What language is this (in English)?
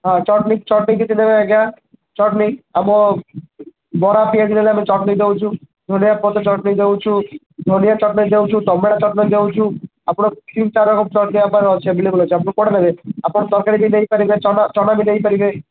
Odia